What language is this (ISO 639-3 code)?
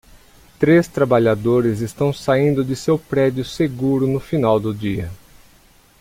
por